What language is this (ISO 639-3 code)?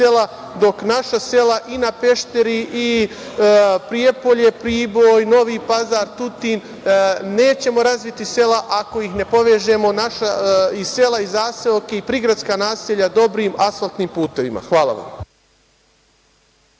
srp